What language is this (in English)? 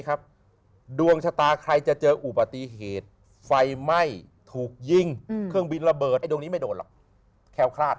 Thai